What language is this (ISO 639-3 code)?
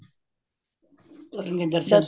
pan